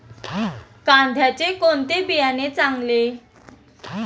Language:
Marathi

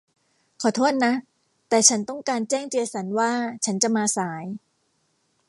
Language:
Thai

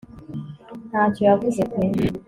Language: Kinyarwanda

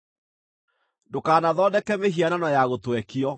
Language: Kikuyu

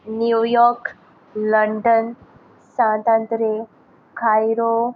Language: Konkani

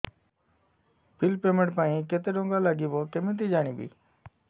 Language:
Odia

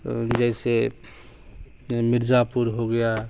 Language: Urdu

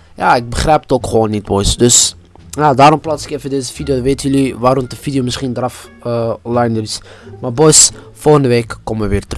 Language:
Dutch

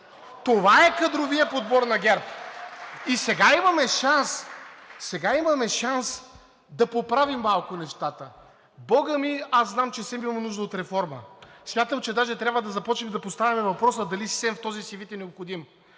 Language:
Bulgarian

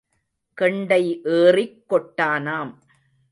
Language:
Tamil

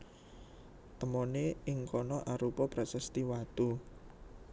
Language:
Javanese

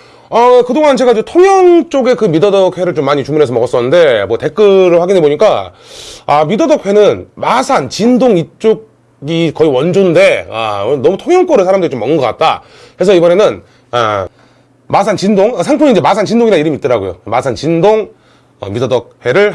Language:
Korean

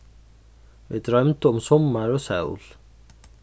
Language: Faroese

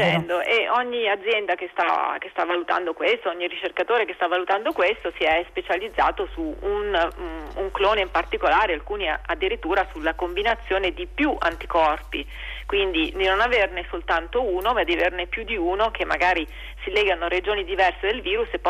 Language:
Italian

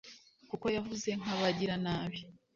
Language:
Kinyarwanda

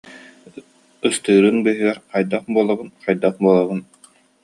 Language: Yakut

